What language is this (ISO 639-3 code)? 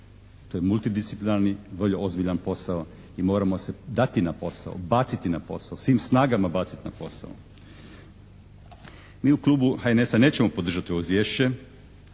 hrv